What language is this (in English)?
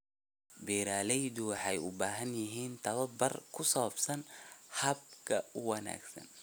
Somali